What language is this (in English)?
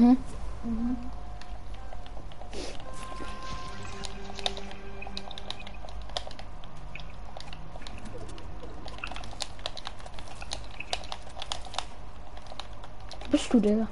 German